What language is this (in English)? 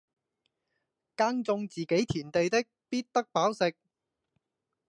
Cantonese